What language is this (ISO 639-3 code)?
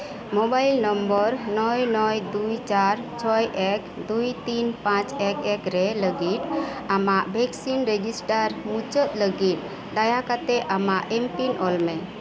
sat